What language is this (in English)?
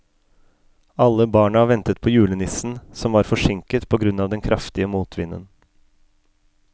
Norwegian